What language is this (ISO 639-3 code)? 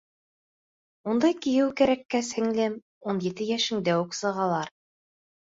bak